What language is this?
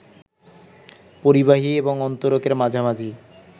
Bangla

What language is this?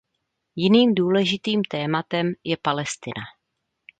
Czech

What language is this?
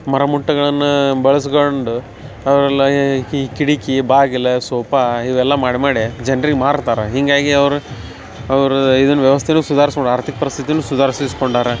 Kannada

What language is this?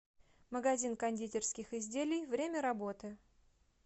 Russian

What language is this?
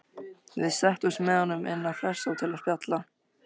Icelandic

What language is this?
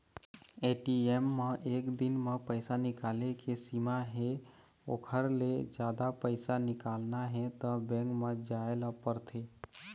Chhattisgarhi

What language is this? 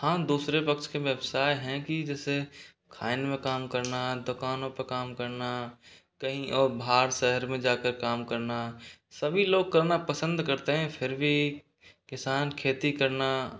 Hindi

